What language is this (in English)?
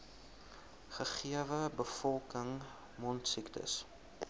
Afrikaans